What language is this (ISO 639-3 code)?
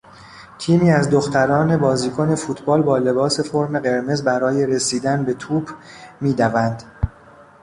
fas